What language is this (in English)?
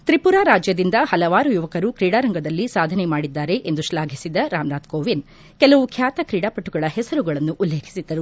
Kannada